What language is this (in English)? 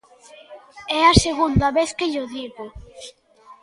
Galician